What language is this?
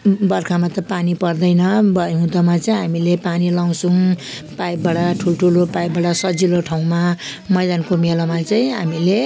Nepali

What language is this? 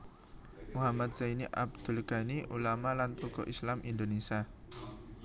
Javanese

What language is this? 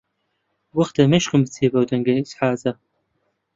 Central Kurdish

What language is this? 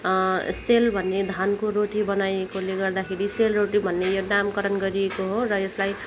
Nepali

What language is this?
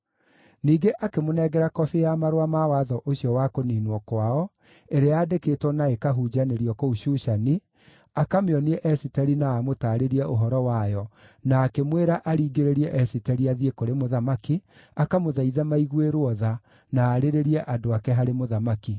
Kikuyu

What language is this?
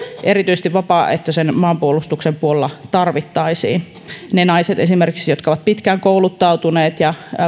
Finnish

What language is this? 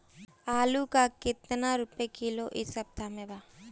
Bhojpuri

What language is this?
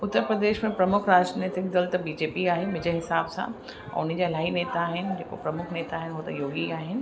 Sindhi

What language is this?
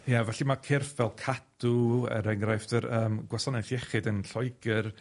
Welsh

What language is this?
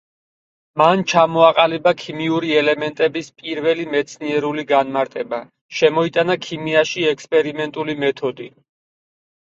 Georgian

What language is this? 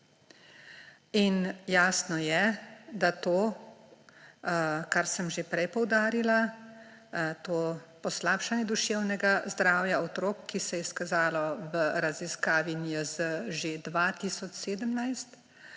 Slovenian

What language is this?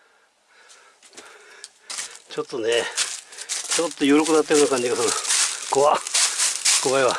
Japanese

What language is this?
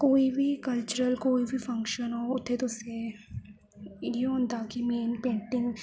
Dogri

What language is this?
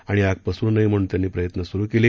Marathi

